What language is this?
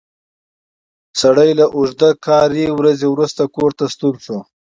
Pashto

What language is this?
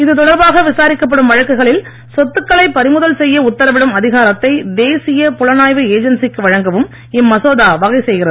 Tamil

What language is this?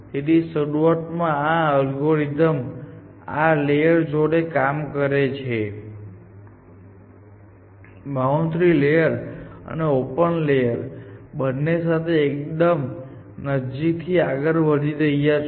Gujarati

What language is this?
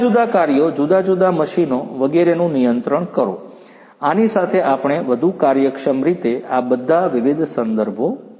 Gujarati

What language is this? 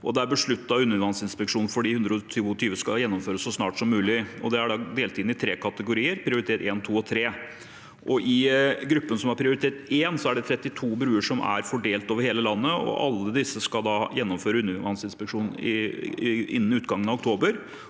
Norwegian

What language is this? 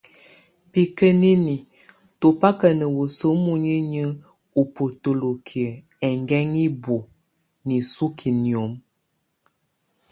Tunen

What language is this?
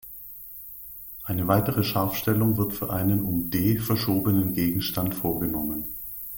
German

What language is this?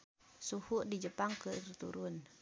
Sundanese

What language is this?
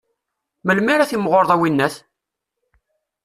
Kabyle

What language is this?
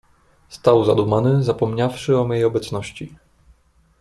Polish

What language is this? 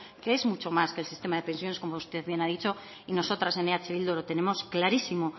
Spanish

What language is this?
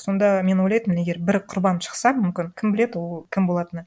Kazakh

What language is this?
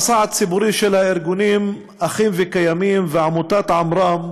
Hebrew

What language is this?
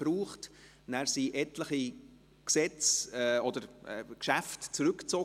Swiss German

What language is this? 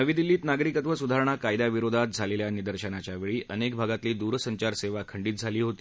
Marathi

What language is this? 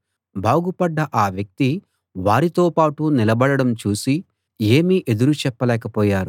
Telugu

